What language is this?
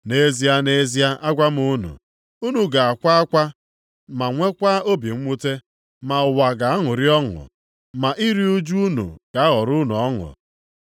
Igbo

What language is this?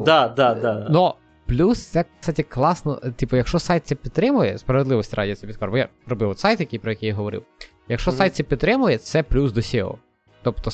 Ukrainian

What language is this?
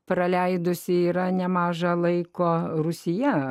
Lithuanian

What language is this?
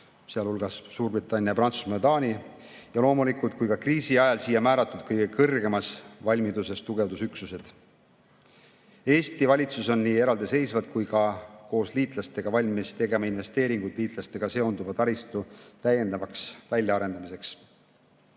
Estonian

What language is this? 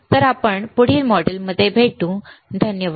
Marathi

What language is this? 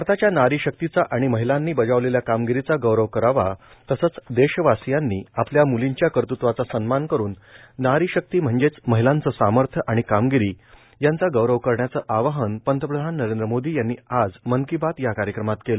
Marathi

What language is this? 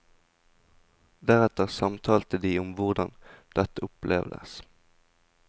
Norwegian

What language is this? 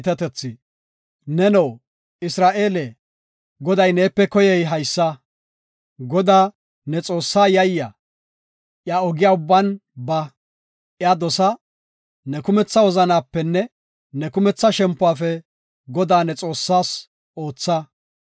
Gofa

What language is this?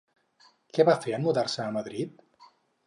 Catalan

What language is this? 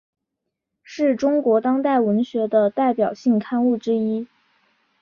Chinese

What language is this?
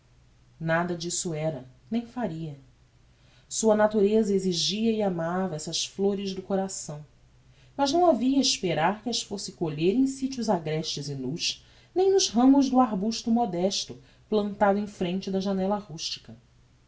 Portuguese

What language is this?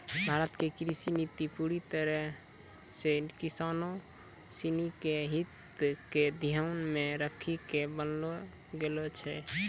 Maithili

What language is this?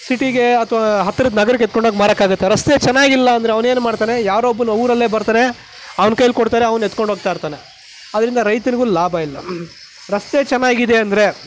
Kannada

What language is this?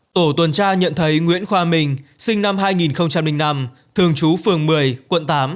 Vietnamese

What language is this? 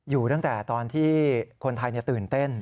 Thai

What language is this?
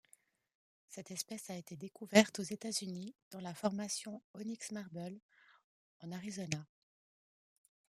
French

